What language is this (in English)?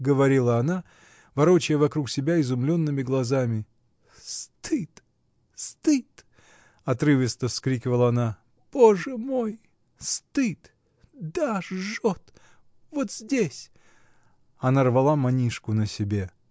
Russian